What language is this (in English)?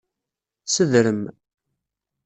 Kabyle